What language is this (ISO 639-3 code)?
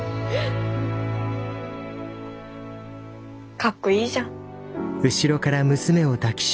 jpn